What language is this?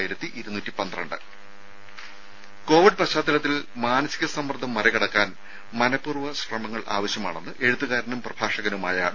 Malayalam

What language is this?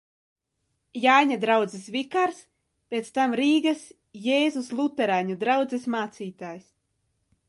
Latvian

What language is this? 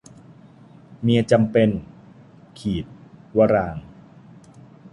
Thai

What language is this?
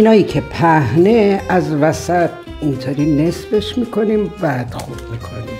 Persian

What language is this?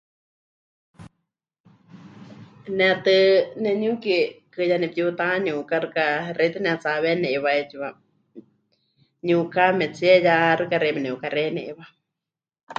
Huichol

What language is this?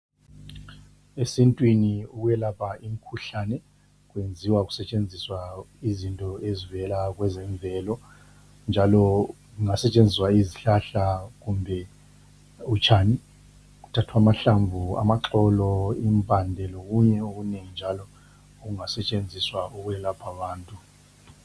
North Ndebele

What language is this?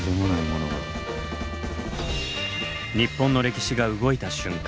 Japanese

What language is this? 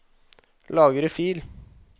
Norwegian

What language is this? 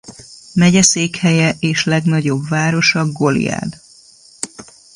Hungarian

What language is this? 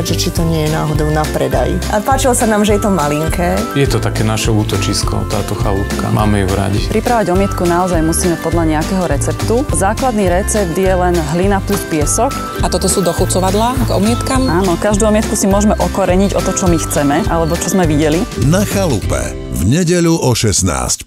Slovak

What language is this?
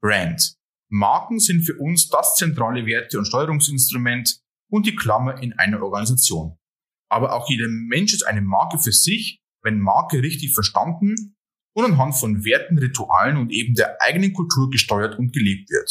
German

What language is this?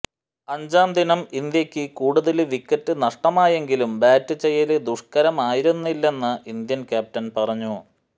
Malayalam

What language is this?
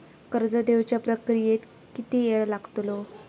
Marathi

